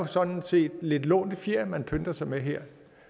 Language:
Danish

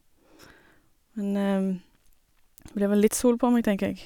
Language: Norwegian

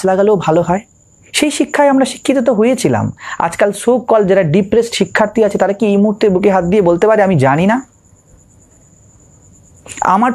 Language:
Hindi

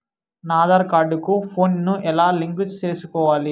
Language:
Telugu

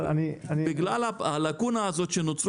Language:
Hebrew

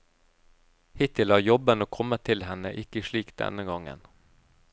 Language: Norwegian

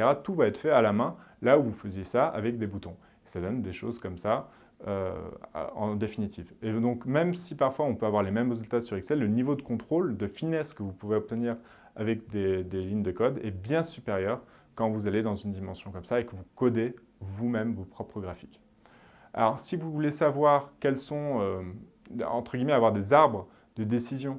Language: French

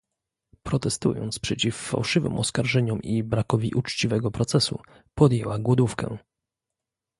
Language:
Polish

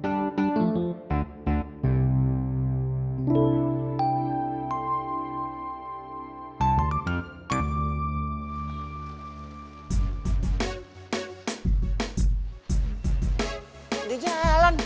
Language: Indonesian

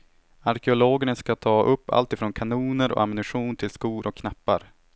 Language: Swedish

